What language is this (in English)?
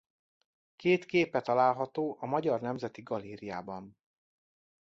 Hungarian